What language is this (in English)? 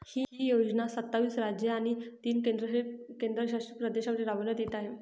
Marathi